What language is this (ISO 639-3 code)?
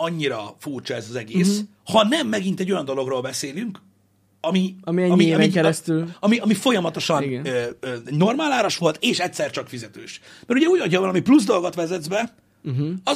hun